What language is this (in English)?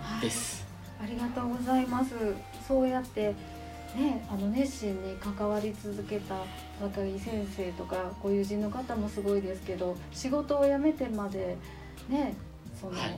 Japanese